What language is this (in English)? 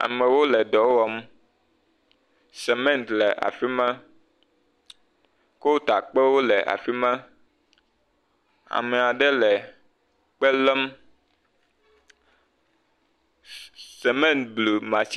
Ewe